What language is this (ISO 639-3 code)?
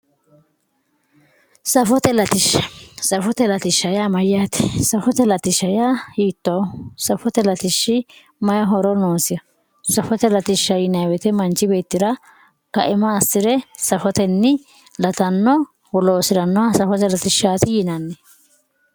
sid